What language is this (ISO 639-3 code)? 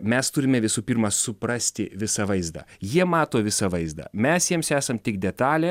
lit